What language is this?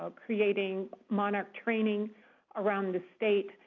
English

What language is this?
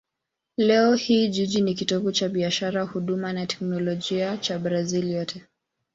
Swahili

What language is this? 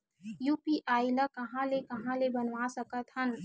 Chhattisgarhi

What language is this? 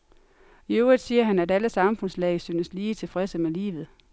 Danish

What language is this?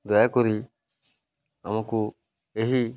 Odia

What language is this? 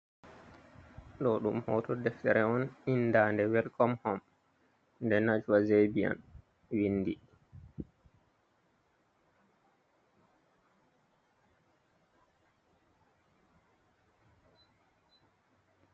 Fula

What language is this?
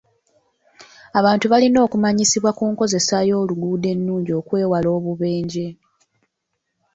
Ganda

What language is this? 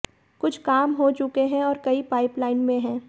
Hindi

